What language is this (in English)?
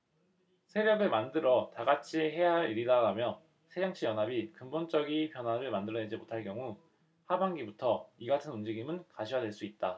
Korean